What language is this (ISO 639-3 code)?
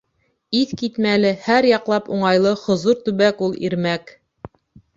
bak